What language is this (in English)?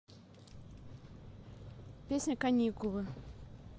Russian